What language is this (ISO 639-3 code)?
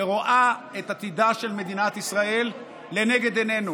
heb